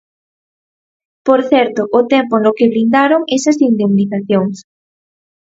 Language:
Galician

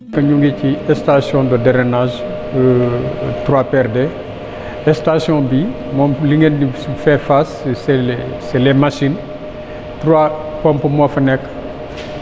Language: Wolof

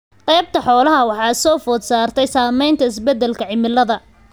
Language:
Somali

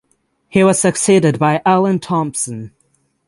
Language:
English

